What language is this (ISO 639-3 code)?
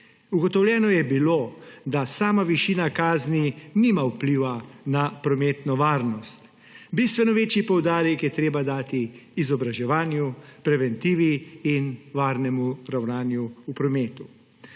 slv